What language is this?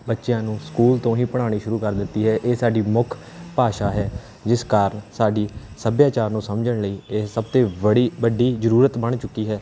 Punjabi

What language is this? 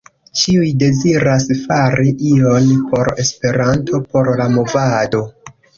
Esperanto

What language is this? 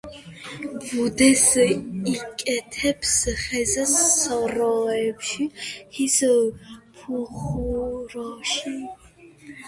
Georgian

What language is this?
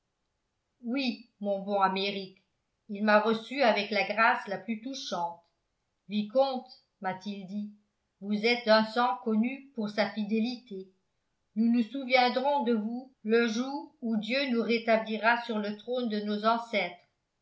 French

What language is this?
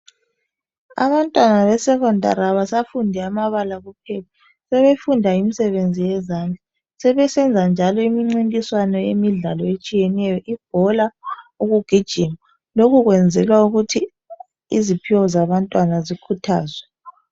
North Ndebele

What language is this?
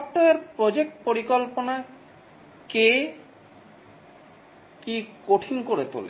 Bangla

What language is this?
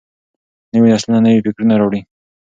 Pashto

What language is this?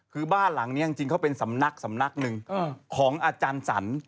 Thai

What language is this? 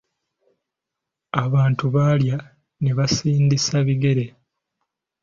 Ganda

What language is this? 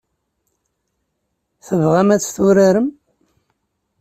Kabyle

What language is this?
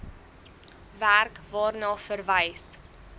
Afrikaans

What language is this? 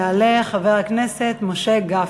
Hebrew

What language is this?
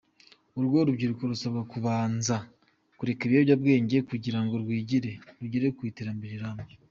Kinyarwanda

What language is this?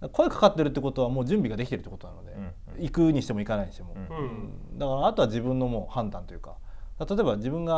Japanese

